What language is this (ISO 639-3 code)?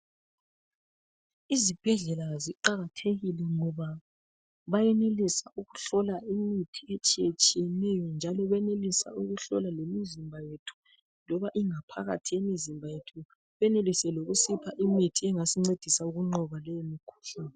nde